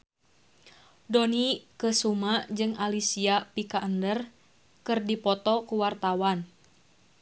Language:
Sundanese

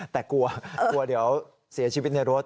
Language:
Thai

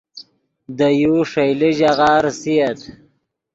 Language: Yidgha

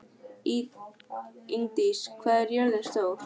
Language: Icelandic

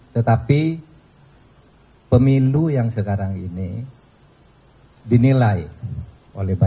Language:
Indonesian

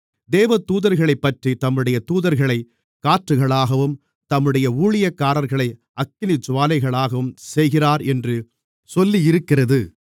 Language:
Tamil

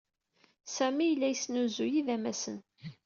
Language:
Kabyle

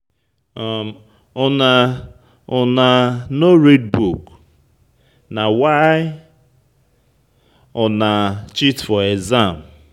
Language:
Nigerian Pidgin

